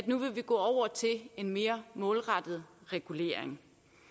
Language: Danish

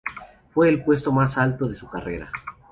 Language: Spanish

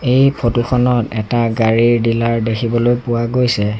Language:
Assamese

